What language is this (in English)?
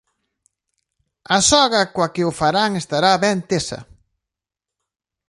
Galician